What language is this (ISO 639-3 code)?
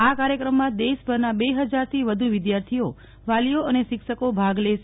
guj